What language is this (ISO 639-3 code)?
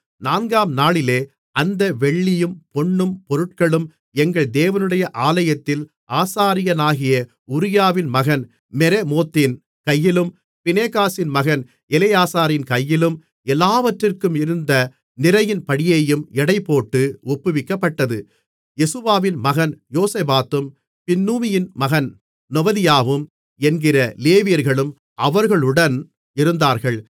tam